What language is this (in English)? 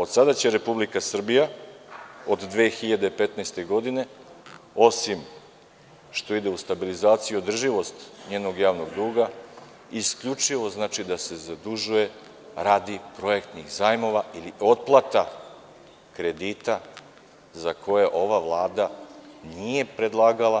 Serbian